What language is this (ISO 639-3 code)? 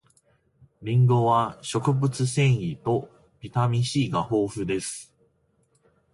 jpn